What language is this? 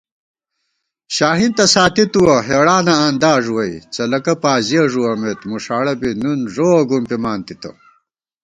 Gawar-Bati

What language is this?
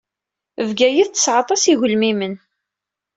Kabyle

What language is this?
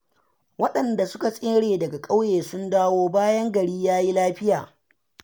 Hausa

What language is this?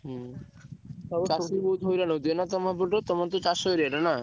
Odia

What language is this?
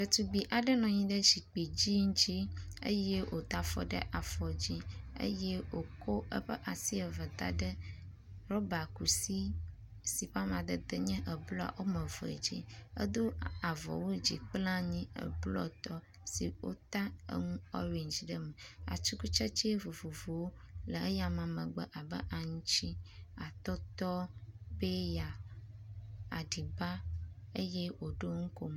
Ewe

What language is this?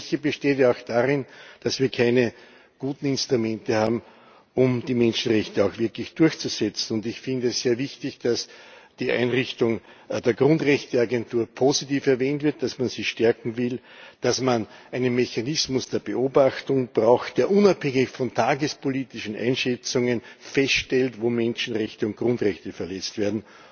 German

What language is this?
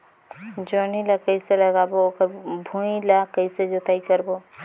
Chhattisgarhi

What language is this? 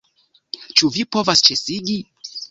Esperanto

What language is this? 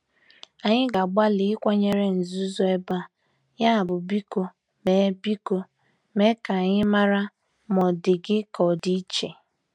Igbo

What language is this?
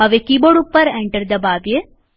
Gujarati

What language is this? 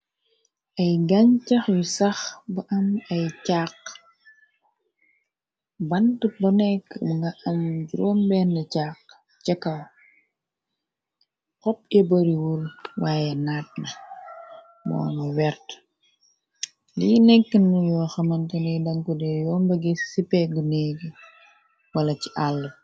Wolof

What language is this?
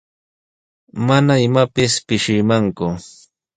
Sihuas Ancash Quechua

